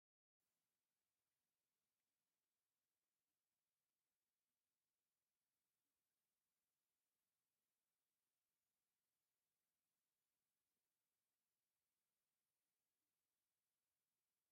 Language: Tigrinya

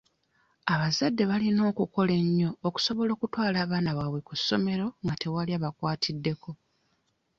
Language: Ganda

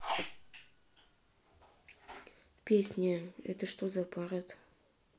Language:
Russian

